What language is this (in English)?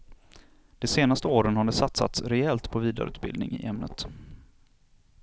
Swedish